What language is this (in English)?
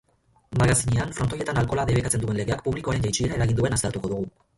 Basque